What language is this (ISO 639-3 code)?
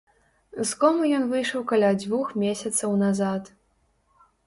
bel